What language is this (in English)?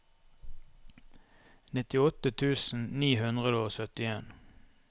Norwegian